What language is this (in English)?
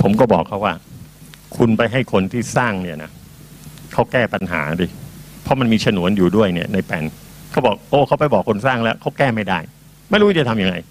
Thai